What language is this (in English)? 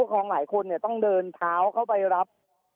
Thai